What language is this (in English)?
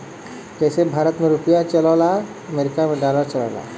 Bhojpuri